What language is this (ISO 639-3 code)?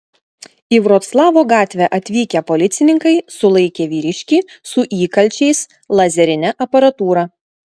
lit